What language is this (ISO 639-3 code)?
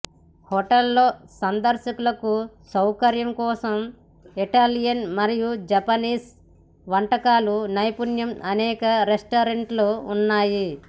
tel